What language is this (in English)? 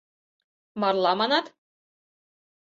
Mari